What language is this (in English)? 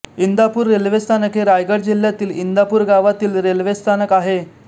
Marathi